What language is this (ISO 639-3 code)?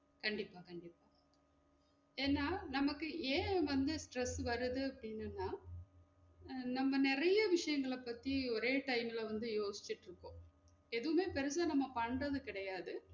tam